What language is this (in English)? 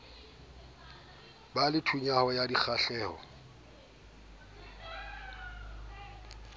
Southern Sotho